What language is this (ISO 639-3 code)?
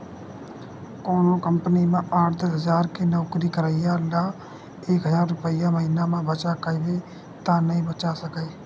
hne